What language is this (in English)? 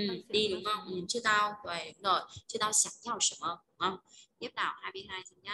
Vietnamese